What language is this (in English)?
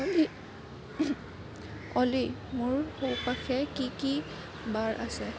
Assamese